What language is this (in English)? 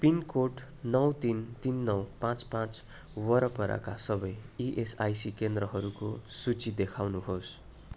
Nepali